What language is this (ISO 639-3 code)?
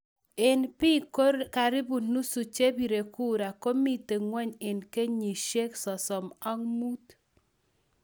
kln